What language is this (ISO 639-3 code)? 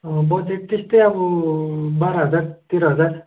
nep